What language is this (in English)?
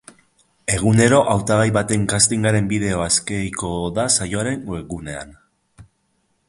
Basque